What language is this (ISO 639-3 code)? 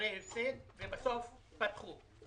heb